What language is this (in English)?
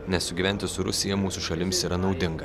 Lithuanian